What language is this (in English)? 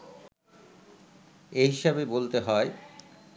Bangla